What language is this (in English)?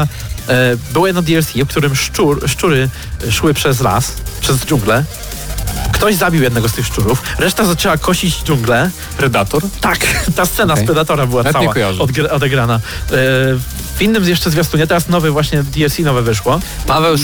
Polish